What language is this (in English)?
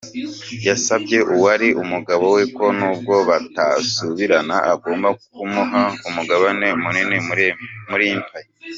Kinyarwanda